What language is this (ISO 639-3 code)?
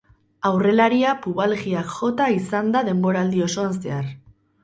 eus